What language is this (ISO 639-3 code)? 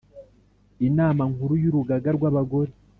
kin